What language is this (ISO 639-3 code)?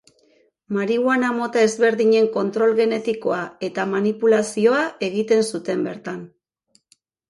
eus